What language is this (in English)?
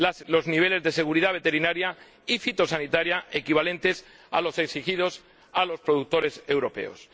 Spanish